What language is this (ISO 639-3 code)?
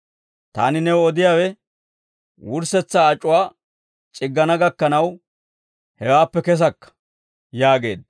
dwr